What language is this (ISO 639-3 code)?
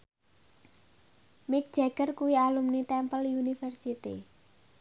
jav